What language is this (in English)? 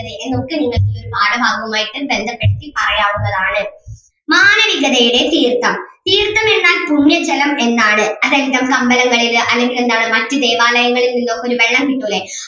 Malayalam